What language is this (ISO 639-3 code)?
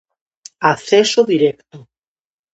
glg